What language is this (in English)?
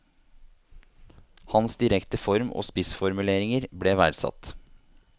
Norwegian